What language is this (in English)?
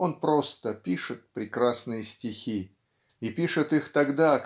Russian